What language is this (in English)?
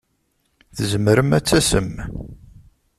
Kabyle